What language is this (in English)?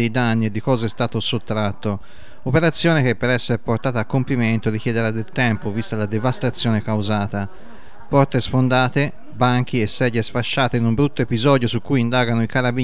Italian